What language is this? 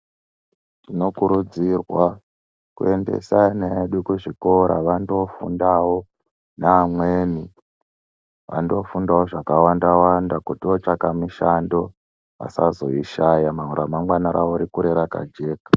Ndau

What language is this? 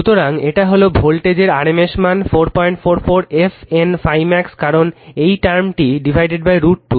Bangla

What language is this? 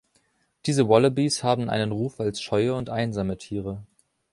German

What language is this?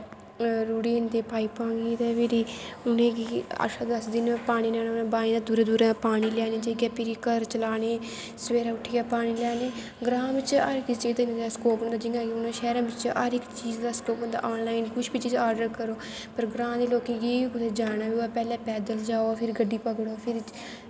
Dogri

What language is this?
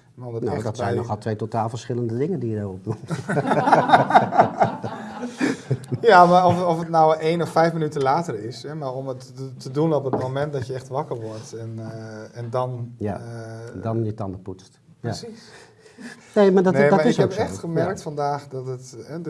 Dutch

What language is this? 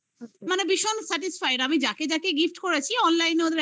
Bangla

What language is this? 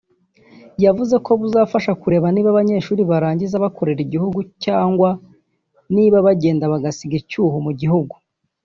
Kinyarwanda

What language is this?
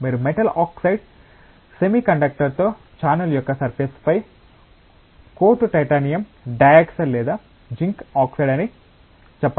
Telugu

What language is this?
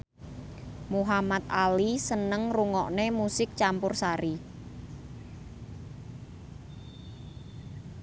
Javanese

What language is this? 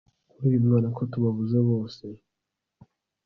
Kinyarwanda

